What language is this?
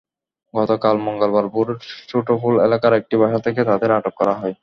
Bangla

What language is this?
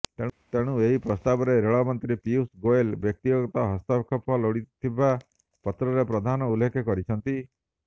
Odia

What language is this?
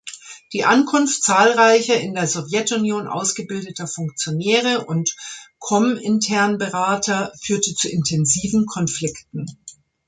German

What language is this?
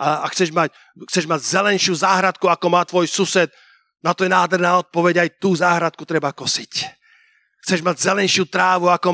Slovak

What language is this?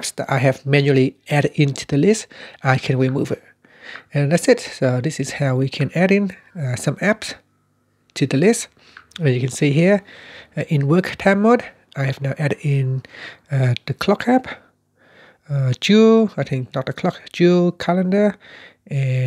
English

